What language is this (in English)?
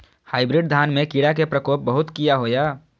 Maithili